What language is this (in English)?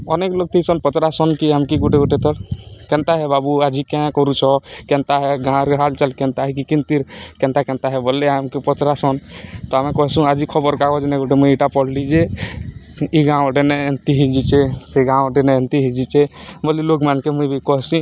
Odia